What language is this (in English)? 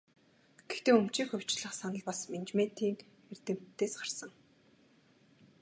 Mongolian